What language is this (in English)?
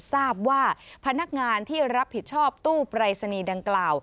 Thai